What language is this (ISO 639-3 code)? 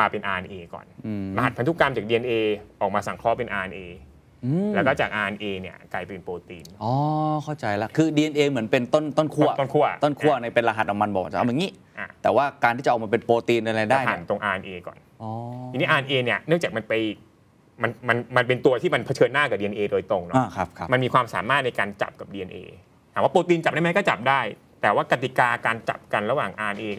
tha